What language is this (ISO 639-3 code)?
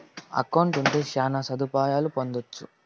tel